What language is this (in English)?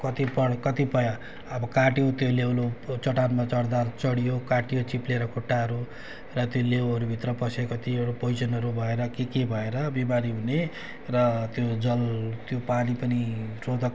Nepali